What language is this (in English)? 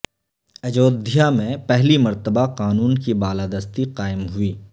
Urdu